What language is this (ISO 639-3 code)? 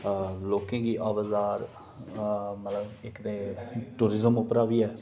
doi